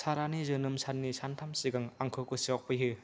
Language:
Bodo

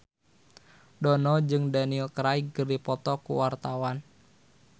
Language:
Sundanese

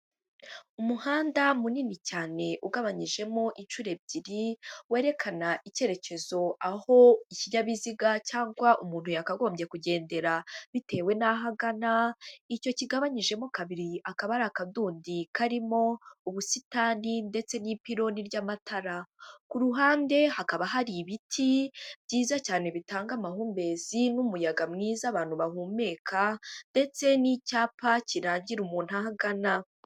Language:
Kinyarwanda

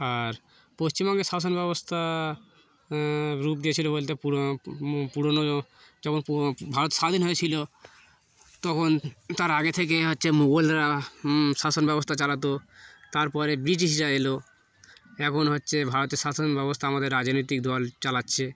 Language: Bangla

